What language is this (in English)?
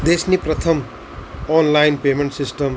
Gujarati